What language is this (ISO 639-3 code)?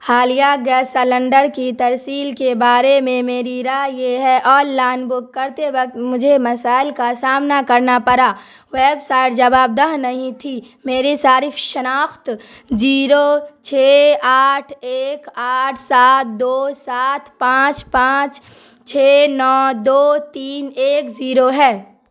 urd